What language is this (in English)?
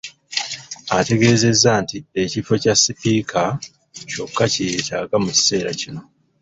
Ganda